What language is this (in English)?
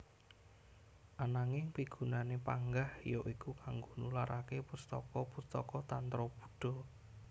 Javanese